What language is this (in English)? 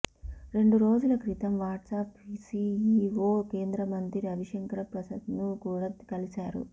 Telugu